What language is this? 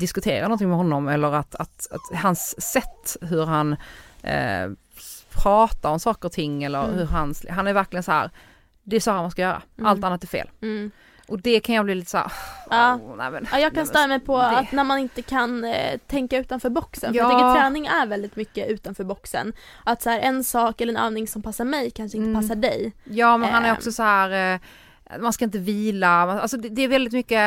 Swedish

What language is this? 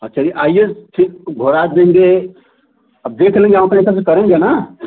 Hindi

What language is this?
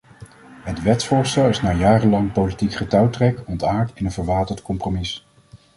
Dutch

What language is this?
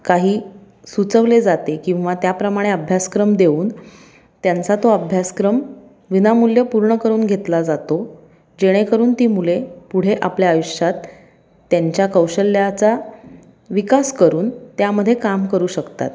Marathi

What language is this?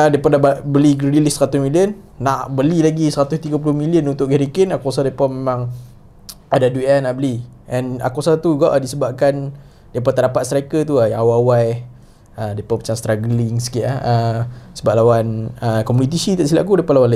Malay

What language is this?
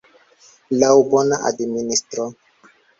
Esperanto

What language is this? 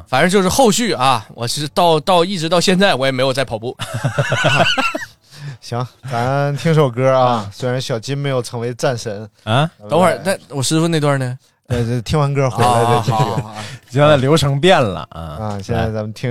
Chinese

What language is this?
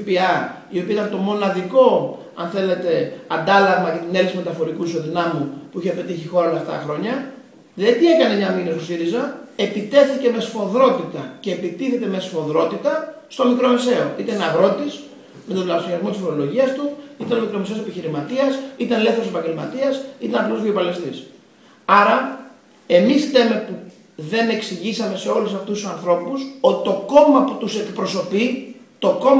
Greek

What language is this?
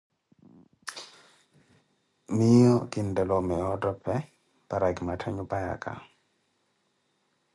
Koti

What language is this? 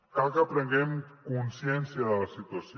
Catalan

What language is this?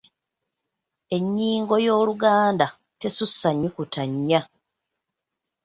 Ganda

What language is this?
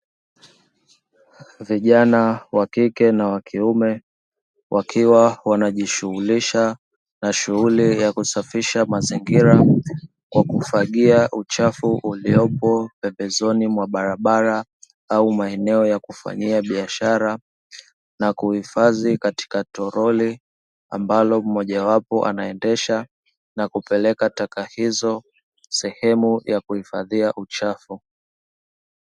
Swahili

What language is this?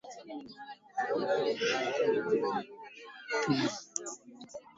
Swahili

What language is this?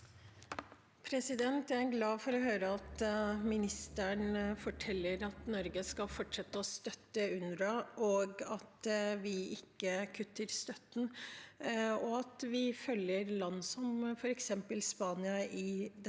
Norwegian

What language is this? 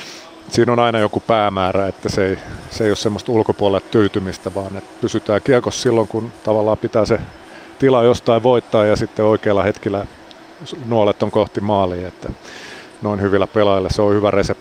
Finnish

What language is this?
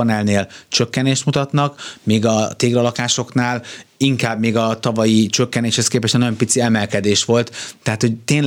Hungarian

